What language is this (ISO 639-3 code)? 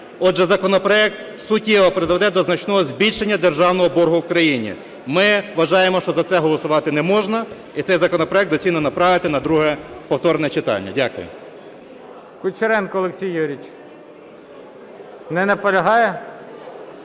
ukr